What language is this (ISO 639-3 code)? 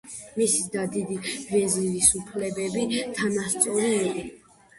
kat